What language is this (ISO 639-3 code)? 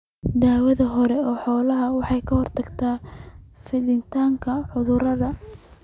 som